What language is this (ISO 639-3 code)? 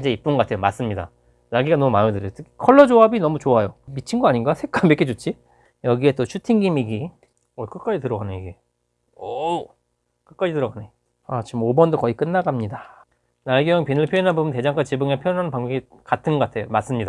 kor